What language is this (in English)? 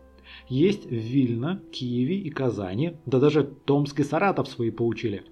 Russian